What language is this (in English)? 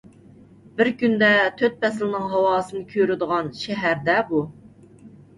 Uyghur